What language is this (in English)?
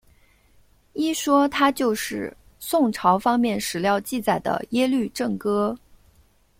Chinese